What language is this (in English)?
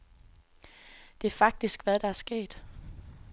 Danish